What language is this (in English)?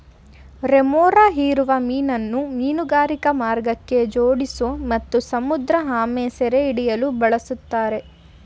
Kannada